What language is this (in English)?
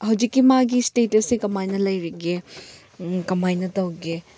Manipuri